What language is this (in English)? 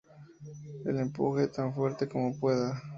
Spanish